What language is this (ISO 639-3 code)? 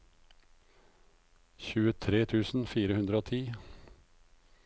nor